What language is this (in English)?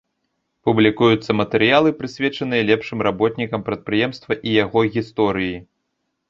Belarusian